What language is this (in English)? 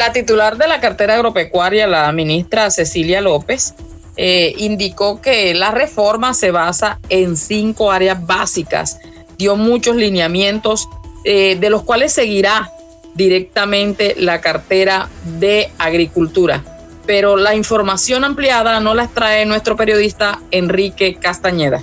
Spanish